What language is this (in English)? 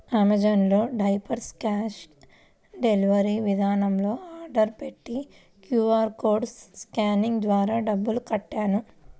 Telugu